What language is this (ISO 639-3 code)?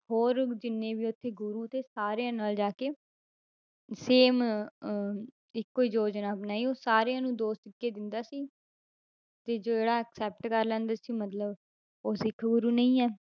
pan